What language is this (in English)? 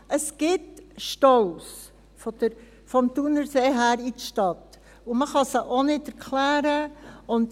Swiss German